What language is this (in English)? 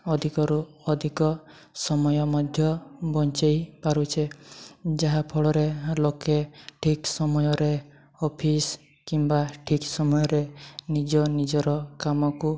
Odia